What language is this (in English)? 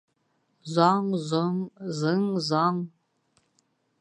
Bashkir